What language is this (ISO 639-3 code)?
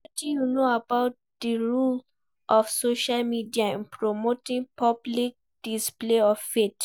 pcm